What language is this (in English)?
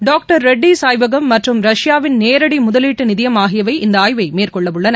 Tamil